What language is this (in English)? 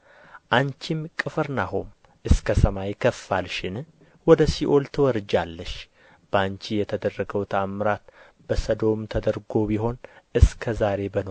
Amharic